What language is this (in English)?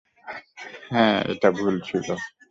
Bangla